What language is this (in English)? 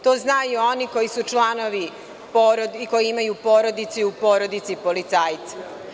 Serbian